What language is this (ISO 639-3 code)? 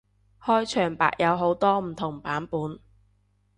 yue